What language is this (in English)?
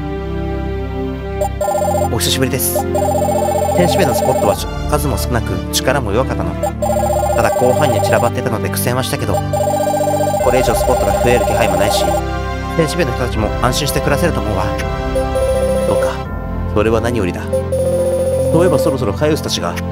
Japanese